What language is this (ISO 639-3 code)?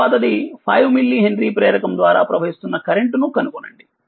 tel